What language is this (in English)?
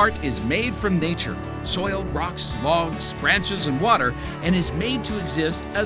English